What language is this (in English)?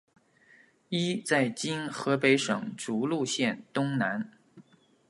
Chinese